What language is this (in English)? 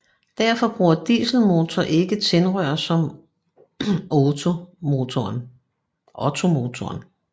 Danish